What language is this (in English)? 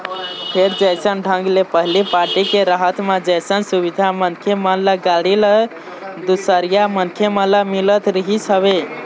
Chhattisgarhi